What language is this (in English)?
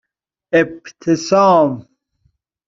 Persian